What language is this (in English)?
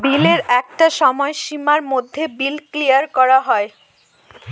Bangla